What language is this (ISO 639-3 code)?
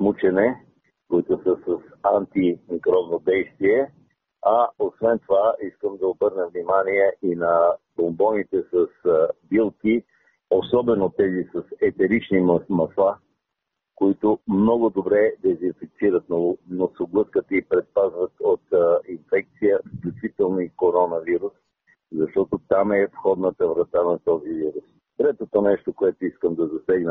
bul